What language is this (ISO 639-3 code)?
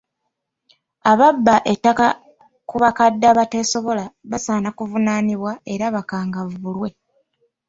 lug